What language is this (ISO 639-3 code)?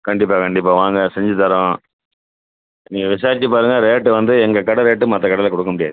tam